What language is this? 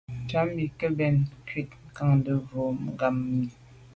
Medumba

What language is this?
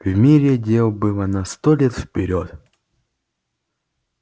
Russian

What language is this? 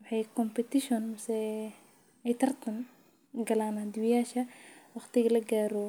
Somali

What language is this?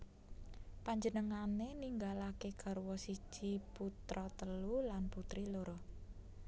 Javanese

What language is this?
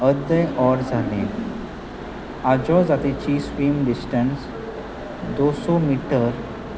Konkani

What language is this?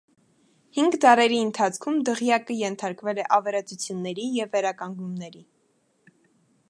Armenian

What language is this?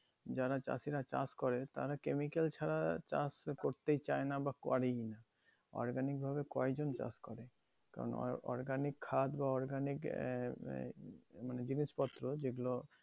Bangla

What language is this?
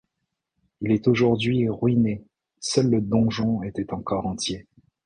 French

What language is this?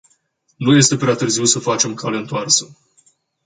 Romanian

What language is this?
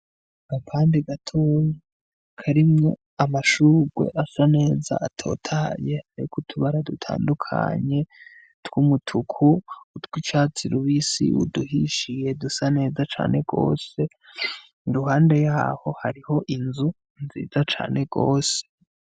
Rundi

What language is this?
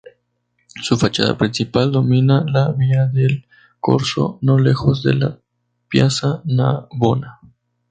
Spanish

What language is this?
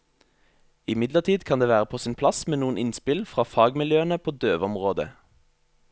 Norwegian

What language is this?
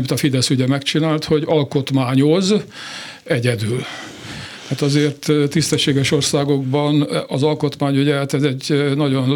Hungarian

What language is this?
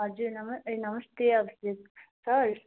Nepali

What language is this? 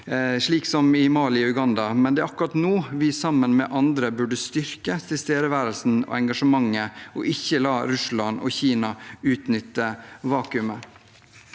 Norwegian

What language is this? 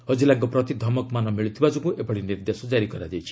Odia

